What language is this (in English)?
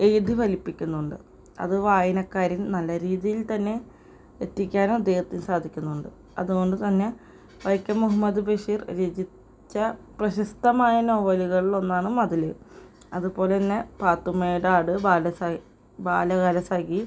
Malayalam